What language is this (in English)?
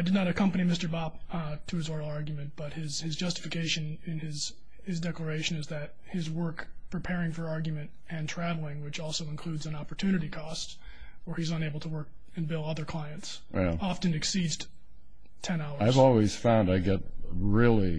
English